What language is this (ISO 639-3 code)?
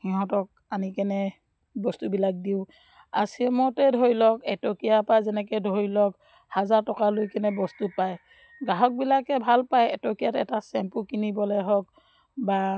asm